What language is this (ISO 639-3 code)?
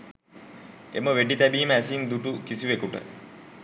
sin